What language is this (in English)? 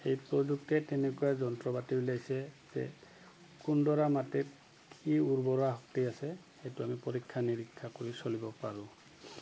Assamese